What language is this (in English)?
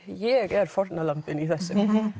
Icelandic